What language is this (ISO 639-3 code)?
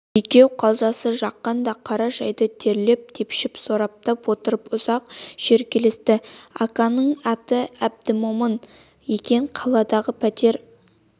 kaz